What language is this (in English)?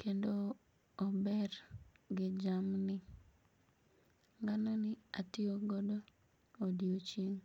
Luo (Kenya and Tanzania)